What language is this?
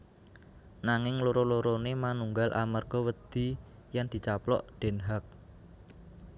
Javanese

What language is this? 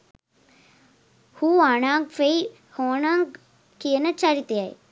Sinhala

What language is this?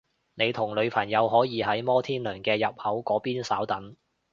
Cantonese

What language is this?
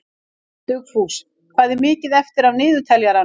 Icelandic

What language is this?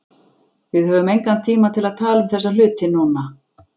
Icelandic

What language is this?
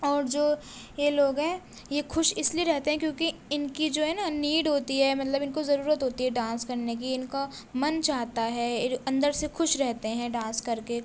Urdu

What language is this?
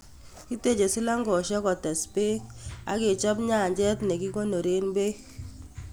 Kalenjin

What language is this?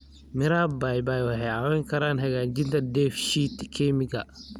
Somali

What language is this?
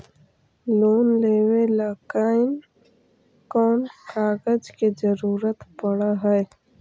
Magahi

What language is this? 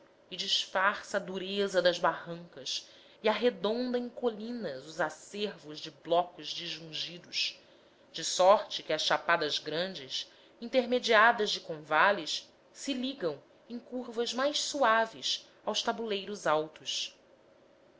Portuguese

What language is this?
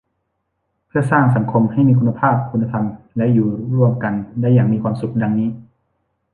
Thai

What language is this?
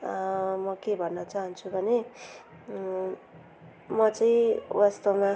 Nepali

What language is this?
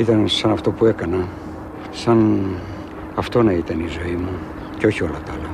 Greek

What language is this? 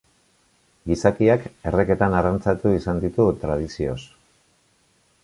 Basque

